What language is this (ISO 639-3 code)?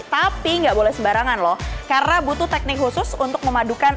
ind